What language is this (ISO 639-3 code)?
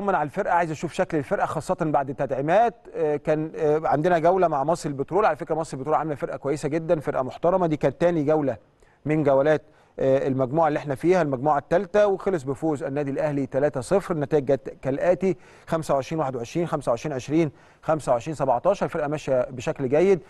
ara